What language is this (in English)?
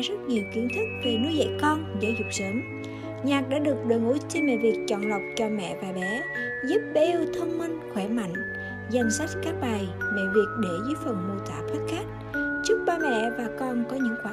Vietnamese